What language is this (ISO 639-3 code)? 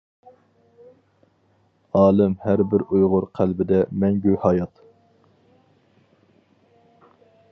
uig